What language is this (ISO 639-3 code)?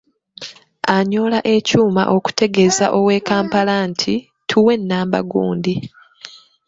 lug